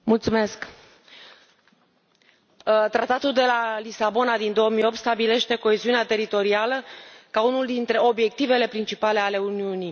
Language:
Romanian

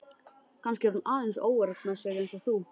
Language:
Icelandic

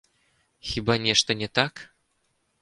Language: Belarusian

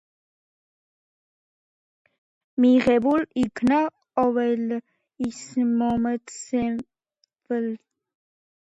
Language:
Georgian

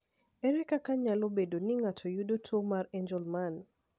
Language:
Luo (Kenya and Tanzania)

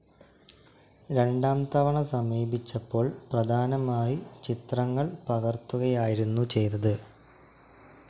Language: Malayalam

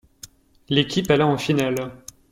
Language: French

